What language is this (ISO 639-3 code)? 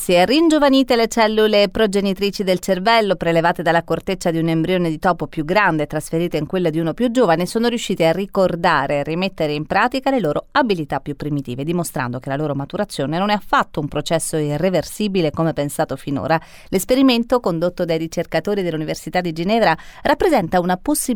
ita